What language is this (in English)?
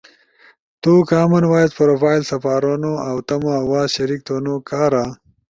Ushojo